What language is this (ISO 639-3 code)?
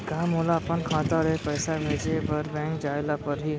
hne